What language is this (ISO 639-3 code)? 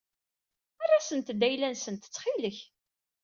kab